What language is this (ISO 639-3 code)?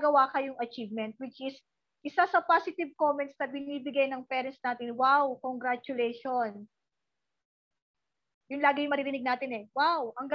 fil